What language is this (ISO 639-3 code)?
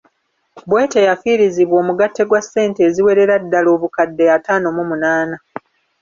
lug